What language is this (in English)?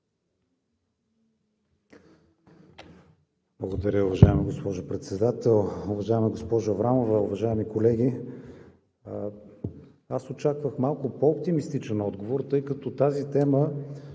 Bulgarian